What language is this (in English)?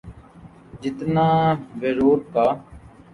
Urdu